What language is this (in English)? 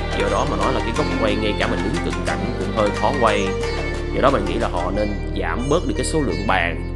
Vietnamese